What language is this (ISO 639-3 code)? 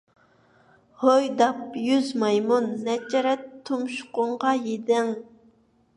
uig